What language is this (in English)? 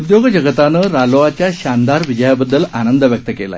Marathi